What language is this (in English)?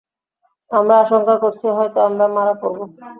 Bangla